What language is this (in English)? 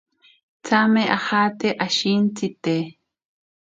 Ashéninka Perené